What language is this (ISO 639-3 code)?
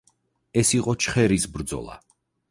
kat